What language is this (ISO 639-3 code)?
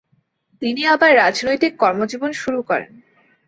ben